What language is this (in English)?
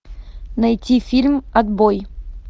Russian